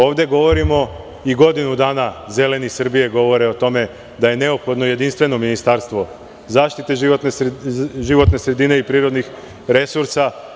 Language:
Serbian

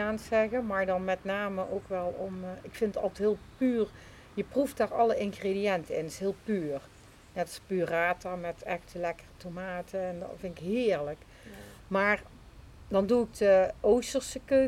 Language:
Dutch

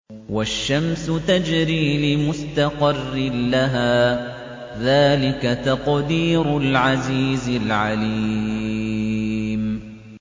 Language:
Arabic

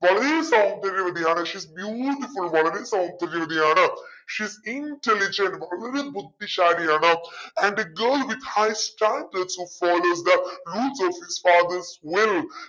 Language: Malayalam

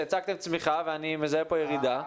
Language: Hebrew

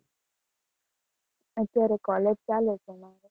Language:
Gujarati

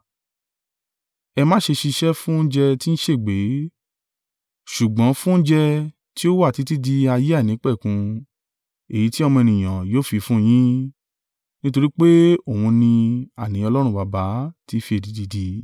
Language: Yoruba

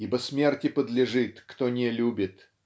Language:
Russian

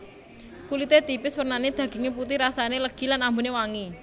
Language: Javanese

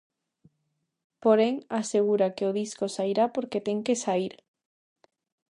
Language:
Galician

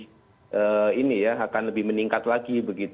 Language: Indonesian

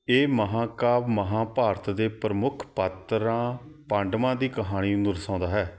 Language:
Punjabi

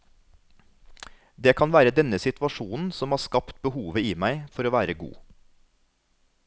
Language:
Norwegian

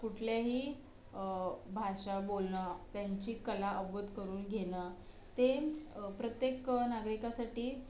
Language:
Marathi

